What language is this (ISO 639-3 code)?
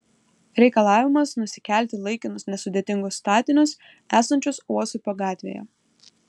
lit